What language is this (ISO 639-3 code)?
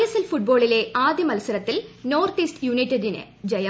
mal